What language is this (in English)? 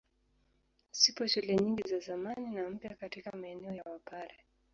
Swahili